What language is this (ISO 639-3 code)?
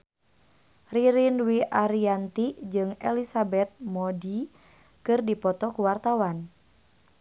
sun